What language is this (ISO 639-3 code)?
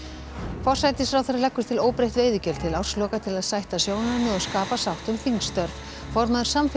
isl